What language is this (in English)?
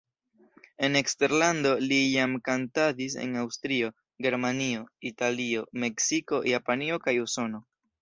Esperanto